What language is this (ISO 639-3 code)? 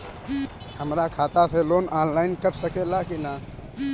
bho